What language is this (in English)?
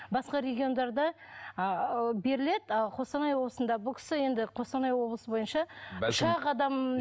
Kazakh